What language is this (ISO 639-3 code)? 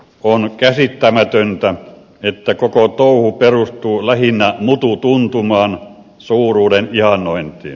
fin